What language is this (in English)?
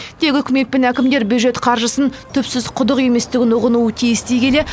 Kazakh